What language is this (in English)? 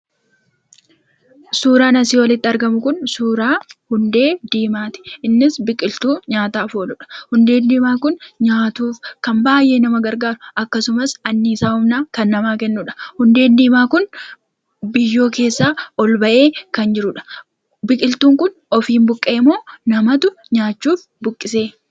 Oromo